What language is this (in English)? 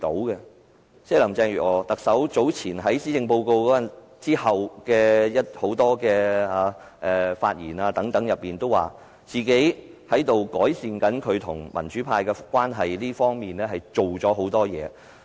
Cantonese